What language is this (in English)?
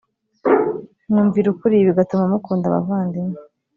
Kinyarwanda